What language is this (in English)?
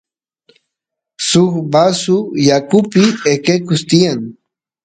Santiago del Estero Quichua